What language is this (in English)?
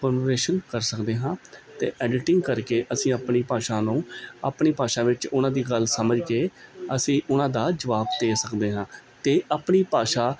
Punjabi